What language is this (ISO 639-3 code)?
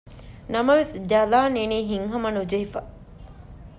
div